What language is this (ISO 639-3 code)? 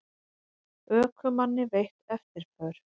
isl